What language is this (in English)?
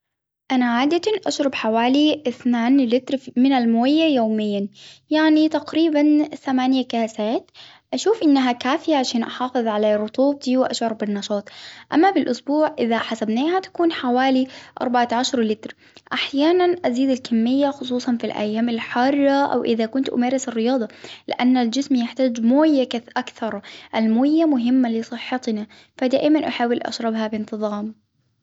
Hijazi Arabic